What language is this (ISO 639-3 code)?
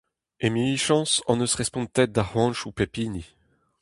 bre